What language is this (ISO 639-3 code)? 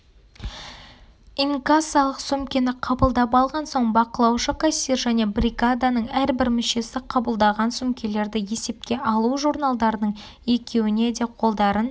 kaz